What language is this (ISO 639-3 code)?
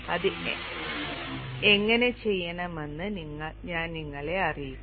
mal